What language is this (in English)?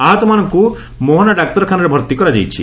Odia